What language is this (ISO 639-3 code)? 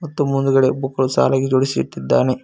kan